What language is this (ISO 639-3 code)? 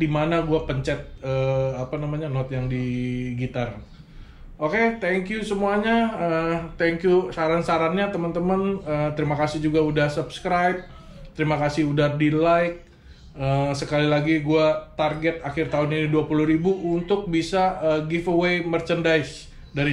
ind